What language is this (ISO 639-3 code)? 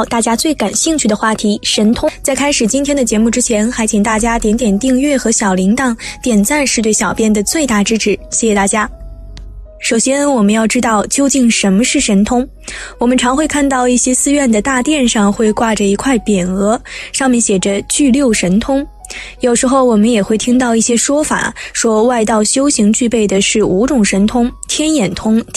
zho